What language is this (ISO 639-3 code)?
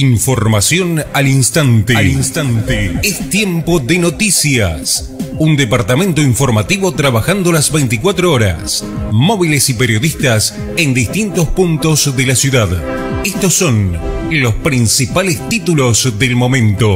spa